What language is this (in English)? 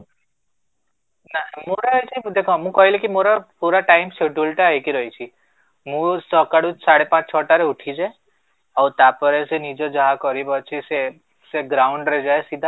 Odia